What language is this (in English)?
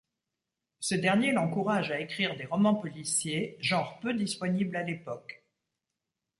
French